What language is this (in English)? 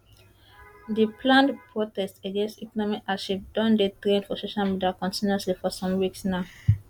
Nigerian Pidgin